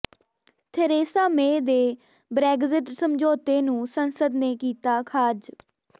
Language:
Punjabi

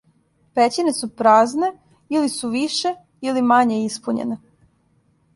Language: Serbian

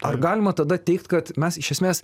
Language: Lithuanian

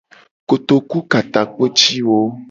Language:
Gen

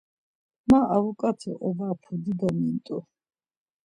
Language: Laz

